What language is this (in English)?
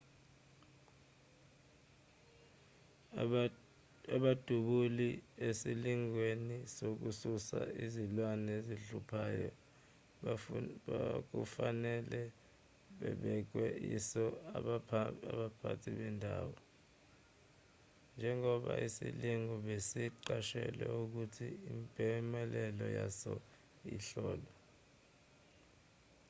Zulu